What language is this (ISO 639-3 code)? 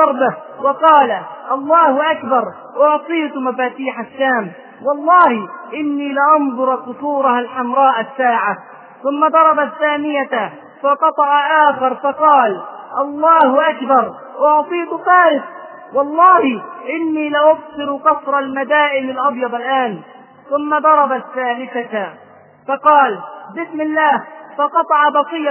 ara